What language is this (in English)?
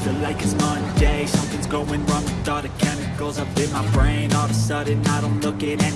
English